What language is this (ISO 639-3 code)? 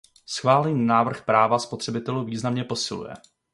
ces